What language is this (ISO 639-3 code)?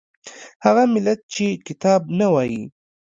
pus